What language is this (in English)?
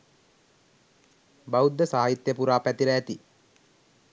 Sinhala